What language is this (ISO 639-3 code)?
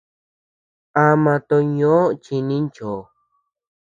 cux